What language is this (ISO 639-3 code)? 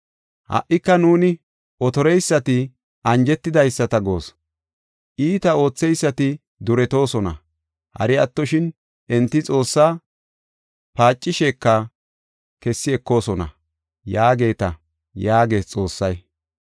gof